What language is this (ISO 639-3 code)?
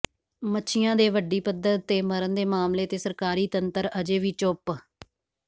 pan